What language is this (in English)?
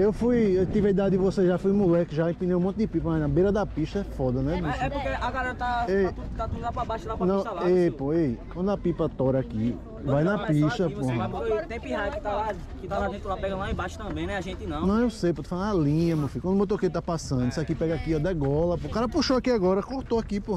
Portuguese